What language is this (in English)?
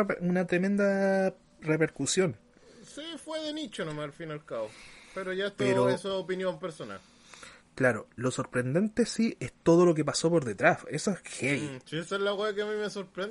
Spanish